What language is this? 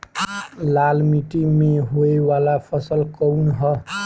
Bhojpuri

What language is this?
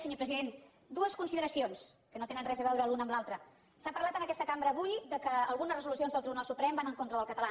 Catalan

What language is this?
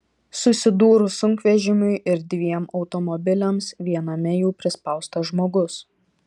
Lithuanian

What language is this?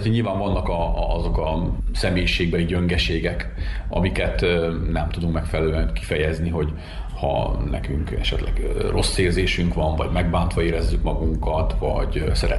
Hungarian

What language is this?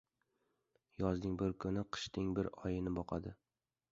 Uzbek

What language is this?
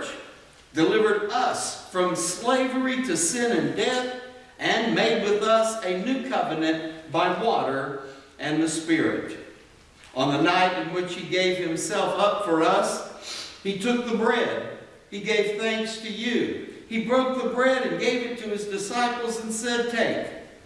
English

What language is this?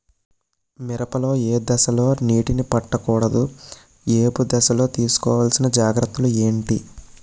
Telugu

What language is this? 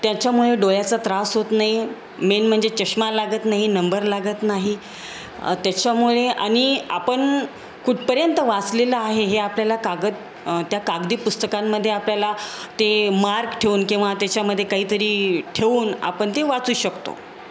Marathi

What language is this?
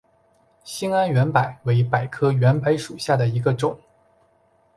Chinese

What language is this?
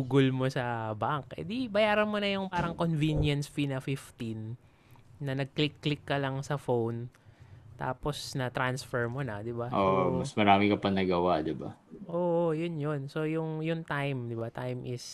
Filipino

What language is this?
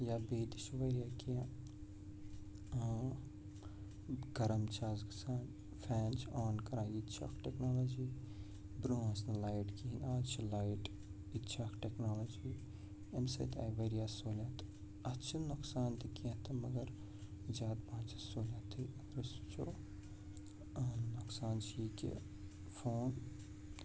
Kashmiri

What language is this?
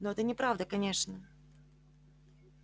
Russian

